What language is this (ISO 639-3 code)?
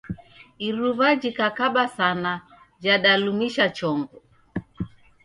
dav